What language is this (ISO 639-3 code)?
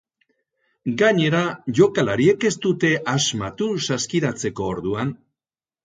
eus